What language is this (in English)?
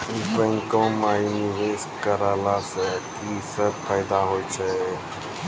Maithili